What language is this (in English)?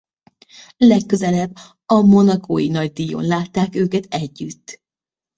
Hungarian